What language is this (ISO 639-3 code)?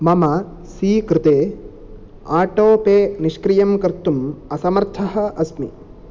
san